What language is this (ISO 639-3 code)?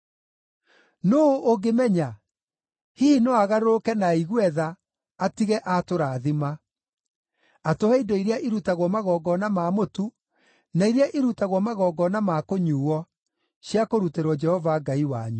kik